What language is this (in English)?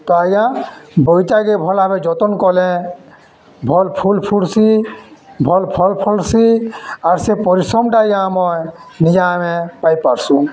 Odia